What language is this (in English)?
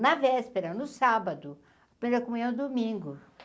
Portuguese